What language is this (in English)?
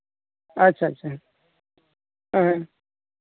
Santali